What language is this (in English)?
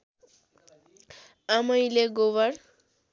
Nepali